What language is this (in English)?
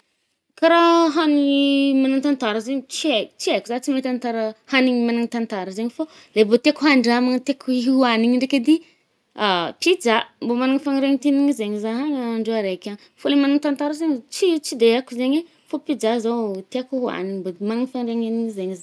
Northern Betsimisaraka Malagasy